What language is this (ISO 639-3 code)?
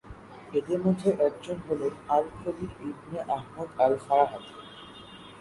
ben